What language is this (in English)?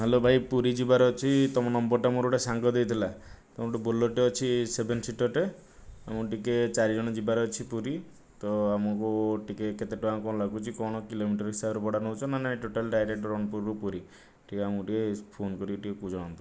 Odia